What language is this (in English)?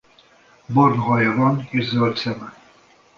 Hungarian